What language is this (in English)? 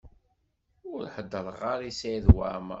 Kabyle